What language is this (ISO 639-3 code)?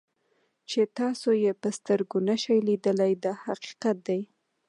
pus